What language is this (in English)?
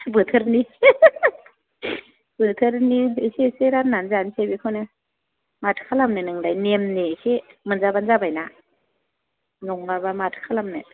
Bodo